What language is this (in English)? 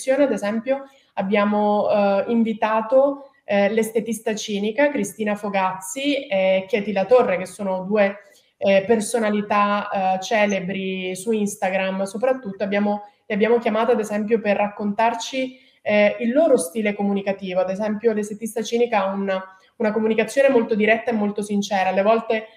Italian